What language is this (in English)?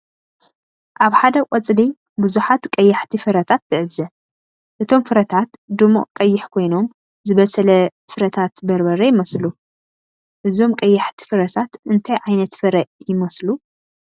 Tigrinya